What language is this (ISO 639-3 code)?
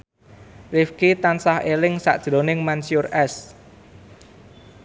jav